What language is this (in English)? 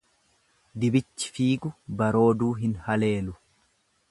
Oromo